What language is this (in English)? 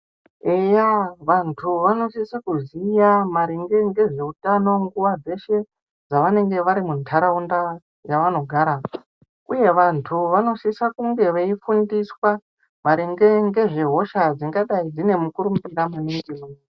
Ndau